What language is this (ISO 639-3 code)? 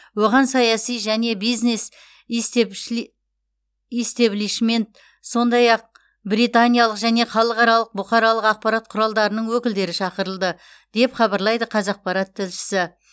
kaz